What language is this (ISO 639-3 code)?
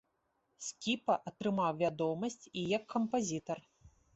bel